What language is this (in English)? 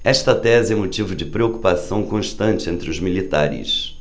Portuguese